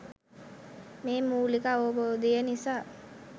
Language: Sinhala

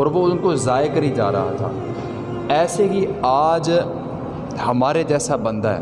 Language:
Urdu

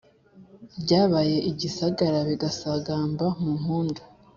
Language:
Kinyarwanda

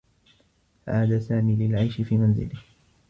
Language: Arabic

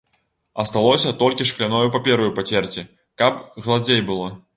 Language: Belarusian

